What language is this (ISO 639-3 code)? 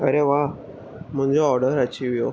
snd